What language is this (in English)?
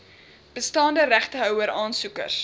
Afrikaans